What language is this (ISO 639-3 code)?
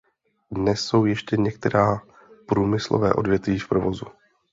ces